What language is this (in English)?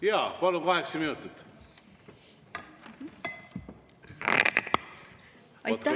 Estonian